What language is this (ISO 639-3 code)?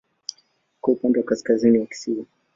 swa